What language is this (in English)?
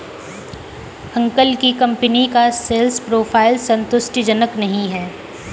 Hindi